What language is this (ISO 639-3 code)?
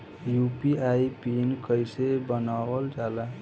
bho